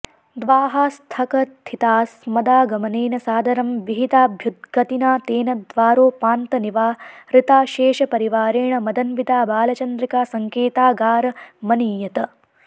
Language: Sanskrit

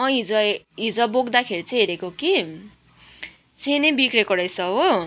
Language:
Nepali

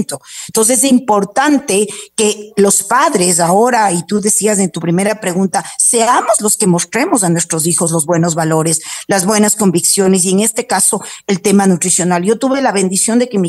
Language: Spanish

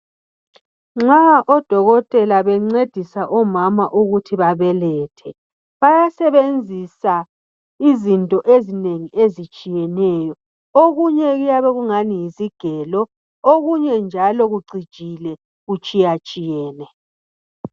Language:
North Ndebele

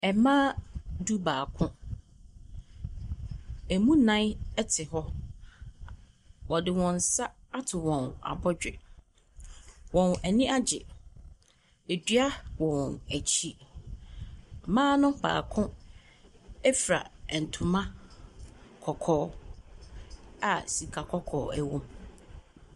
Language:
Akan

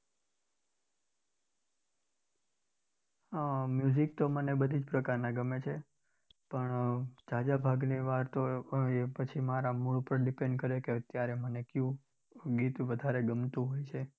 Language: Gujarati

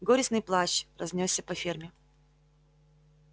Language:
Russian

